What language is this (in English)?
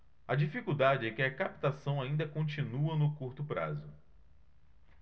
Portuguese